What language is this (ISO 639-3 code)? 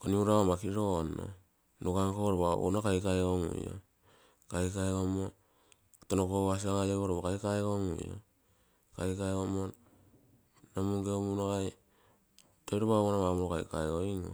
buo